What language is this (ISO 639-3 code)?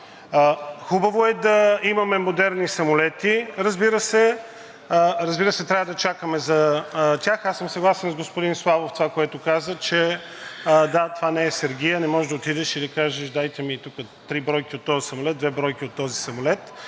bul